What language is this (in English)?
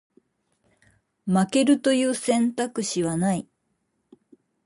Japanese